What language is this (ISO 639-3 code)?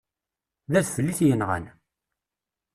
kab